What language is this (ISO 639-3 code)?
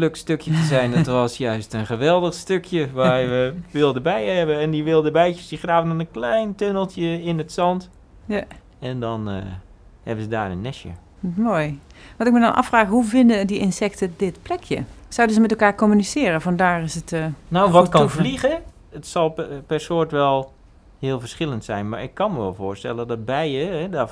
nld